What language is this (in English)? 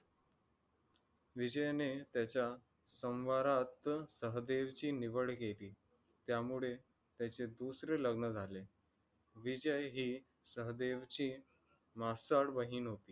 Marathi